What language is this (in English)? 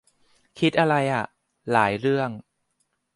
Thai